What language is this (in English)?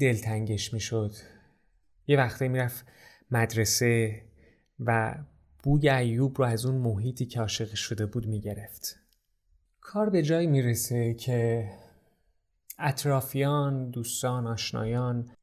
Persian